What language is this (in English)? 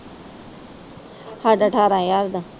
Punjabi